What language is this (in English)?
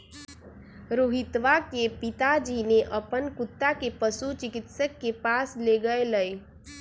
Magahi